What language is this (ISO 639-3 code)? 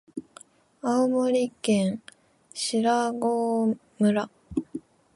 jpn